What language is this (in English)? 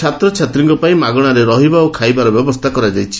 Odia